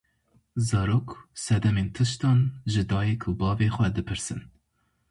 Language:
Kurdish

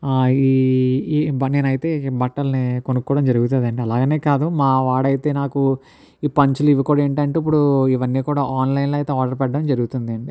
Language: Telugu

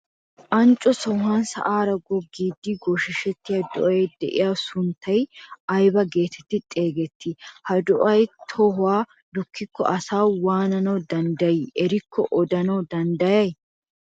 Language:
Wolaytta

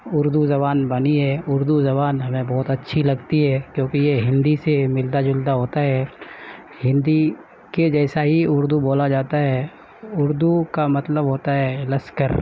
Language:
Urdu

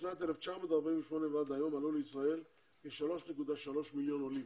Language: Hebrew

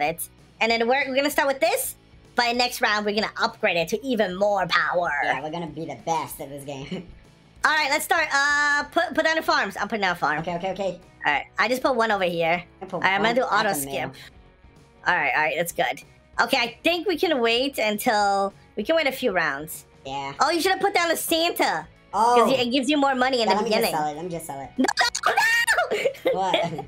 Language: English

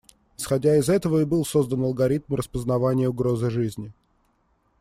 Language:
Russian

